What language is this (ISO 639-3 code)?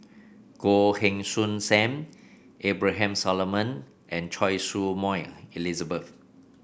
eng